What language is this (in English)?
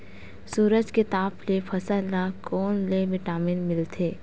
Chhattisgarhi